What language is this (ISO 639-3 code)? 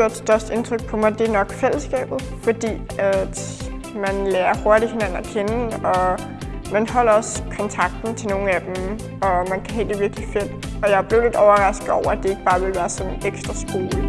dan